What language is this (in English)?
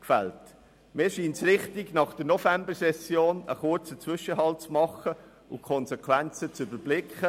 Swiss German